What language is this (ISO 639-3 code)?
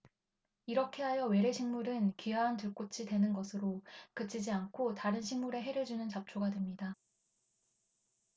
kor